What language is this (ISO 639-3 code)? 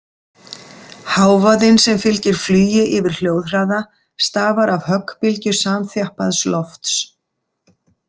isl